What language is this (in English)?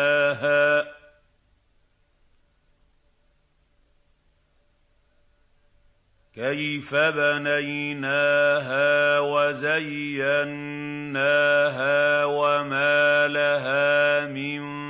Arabic